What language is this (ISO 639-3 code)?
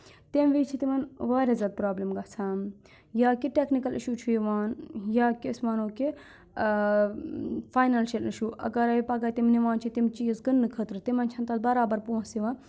kas